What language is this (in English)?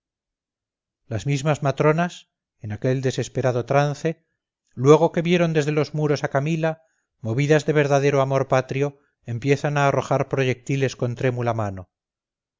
Spanish